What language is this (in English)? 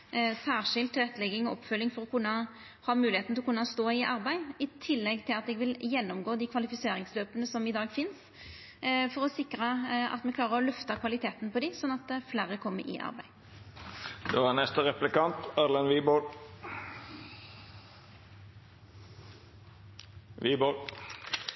Norwegian